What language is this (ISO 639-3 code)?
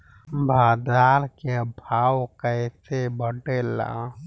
bho